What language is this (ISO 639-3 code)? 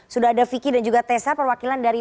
ind